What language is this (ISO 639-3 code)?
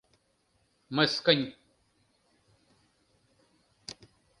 chm